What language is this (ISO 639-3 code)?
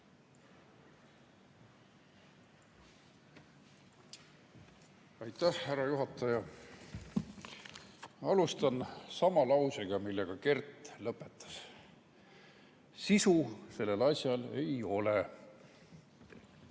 est